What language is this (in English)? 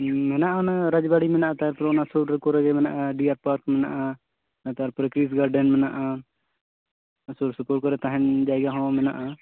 Santali